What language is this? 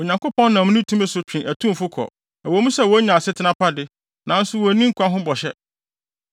Akan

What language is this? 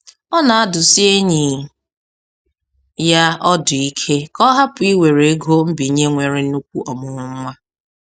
Igbo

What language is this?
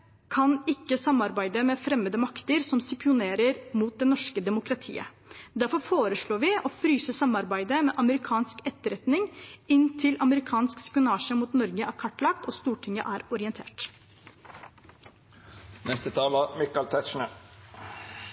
Norwegian Bokmål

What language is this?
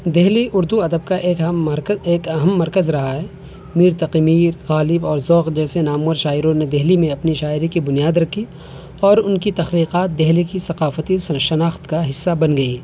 Urdu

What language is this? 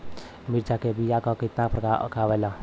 Bhojpuri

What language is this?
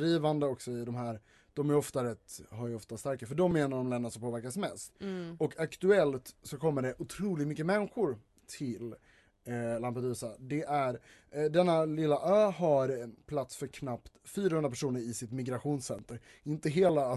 Swedish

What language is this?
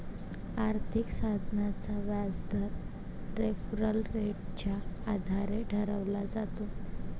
Marathi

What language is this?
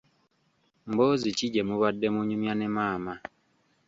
Ganda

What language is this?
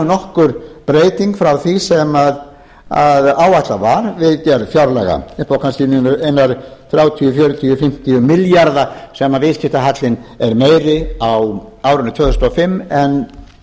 Icelandic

